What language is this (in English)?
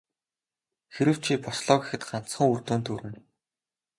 Mongolian